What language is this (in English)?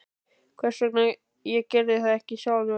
Icelandic